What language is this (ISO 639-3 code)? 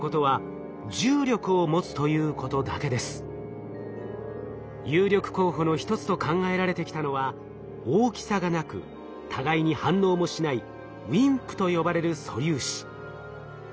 jpn